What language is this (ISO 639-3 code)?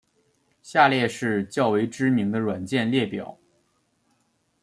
zho